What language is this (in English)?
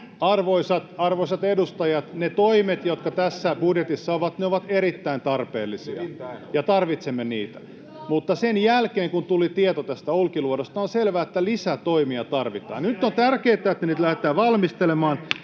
Finnish